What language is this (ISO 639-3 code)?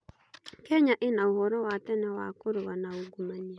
kik